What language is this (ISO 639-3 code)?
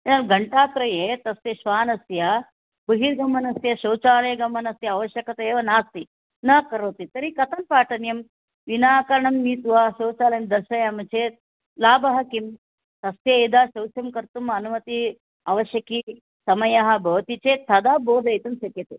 san